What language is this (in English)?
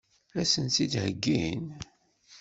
Kabyle